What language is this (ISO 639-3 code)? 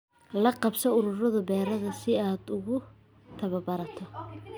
som